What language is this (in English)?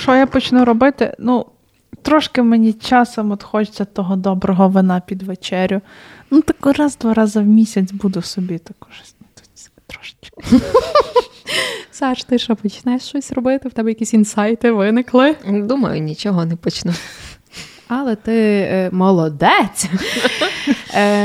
Ukrainian